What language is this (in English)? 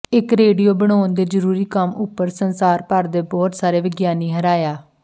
Punjabi